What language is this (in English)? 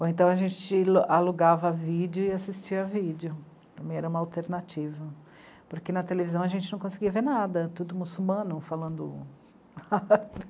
Portuguese